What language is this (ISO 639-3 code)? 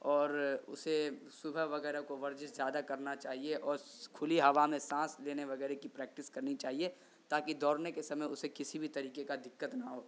urd